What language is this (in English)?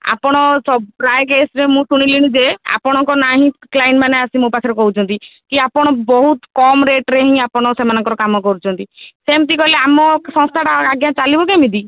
Odia